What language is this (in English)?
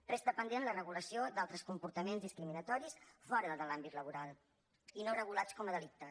Catalan